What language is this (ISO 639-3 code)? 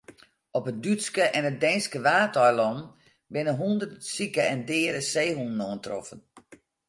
fry